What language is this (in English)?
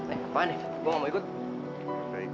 Indonesian